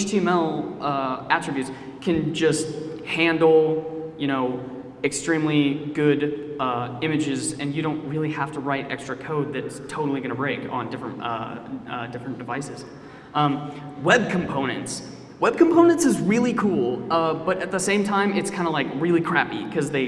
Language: English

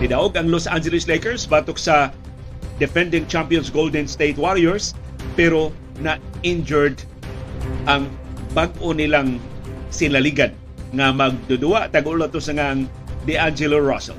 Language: Filipino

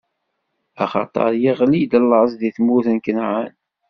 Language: Kabyle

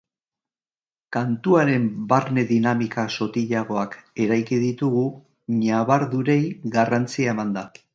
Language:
Basque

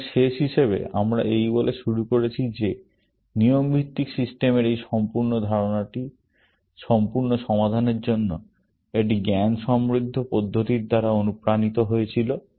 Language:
Bangla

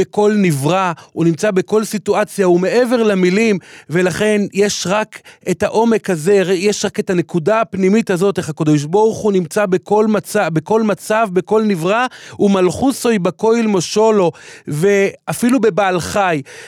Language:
Hebrew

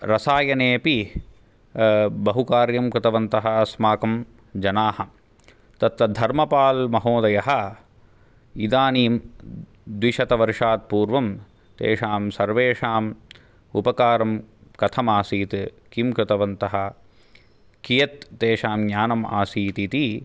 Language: Sanskrit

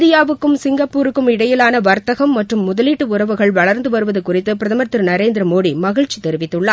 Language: Tamil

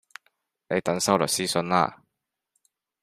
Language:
Cantonese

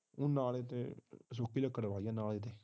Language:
Punjabi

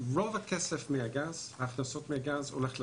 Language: Hebrew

